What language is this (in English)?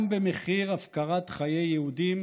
Hebrew